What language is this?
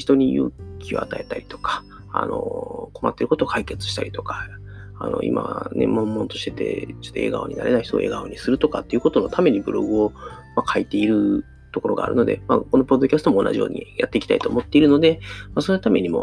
Japanese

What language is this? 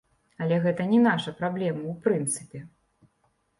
Belarusian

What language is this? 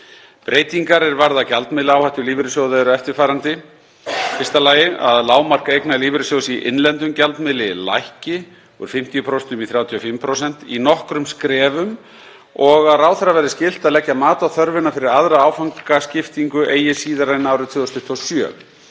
Icelandic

